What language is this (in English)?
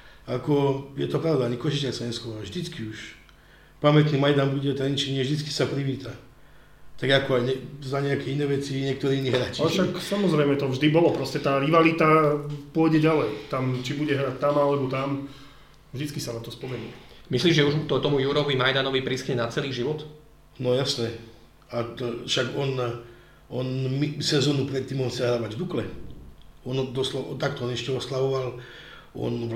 Slovak